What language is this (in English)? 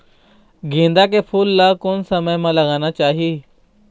Chhattisgarhi